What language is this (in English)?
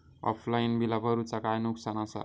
Marathi